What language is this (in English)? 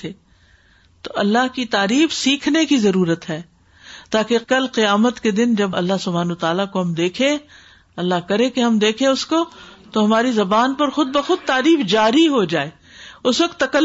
Urdu